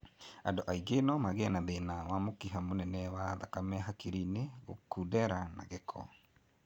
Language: Kikuyu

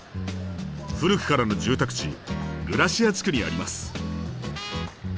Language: Japanese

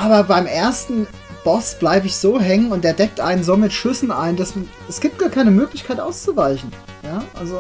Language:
German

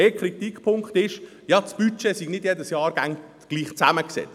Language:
Swiss German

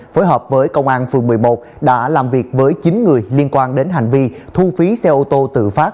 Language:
Vietnamese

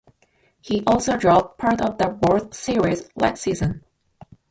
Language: English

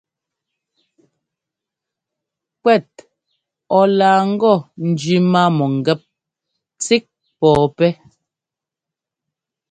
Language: Ngomba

